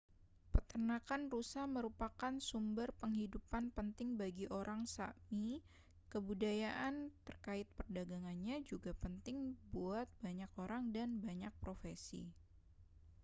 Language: Indonesian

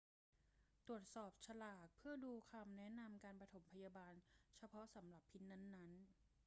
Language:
Thai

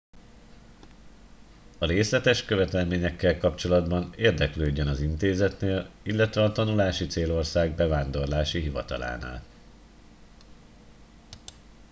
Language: Hungarian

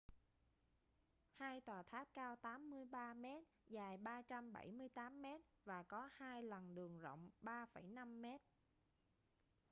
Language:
Vietnamese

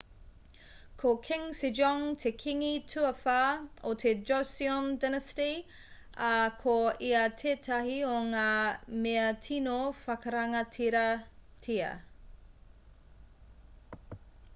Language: Māori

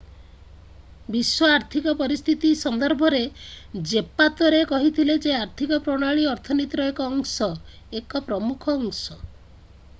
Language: Odia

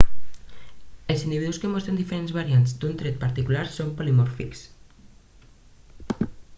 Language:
Catalan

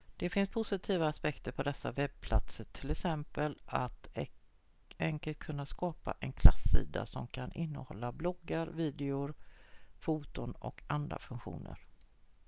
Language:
Swedish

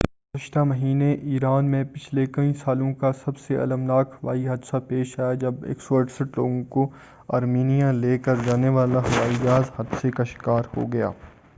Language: Urdu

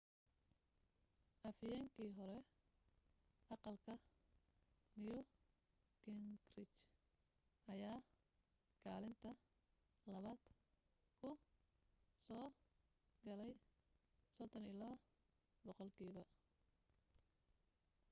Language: Somali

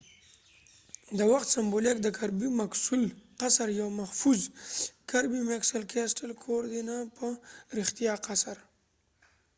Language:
Pashto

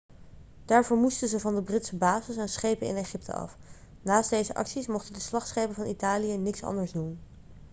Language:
Dutch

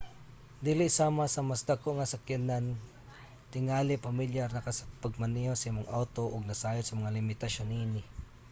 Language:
Cebuano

